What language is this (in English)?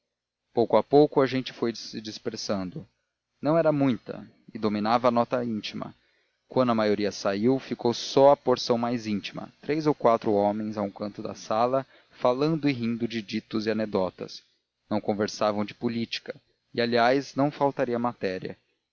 Portuguese